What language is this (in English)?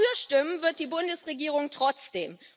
German